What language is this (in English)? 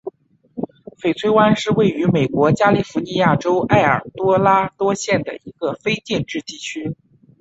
Chinese